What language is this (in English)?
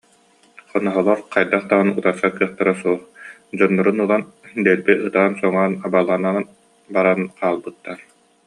Yakut